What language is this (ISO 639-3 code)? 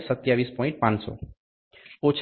guj